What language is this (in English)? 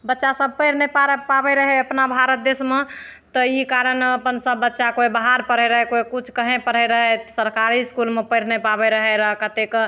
Maithili